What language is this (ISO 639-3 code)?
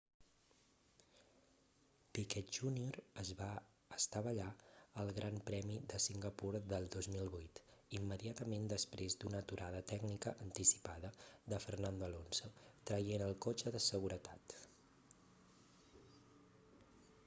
cat